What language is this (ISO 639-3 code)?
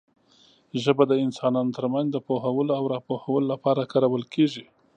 pus